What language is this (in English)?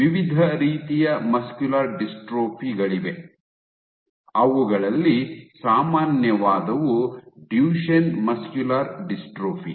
Kannada